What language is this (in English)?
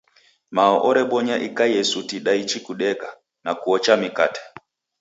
Taita